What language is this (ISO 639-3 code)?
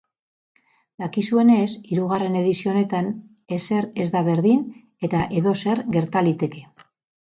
eus